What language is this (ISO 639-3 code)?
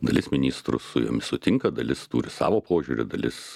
lit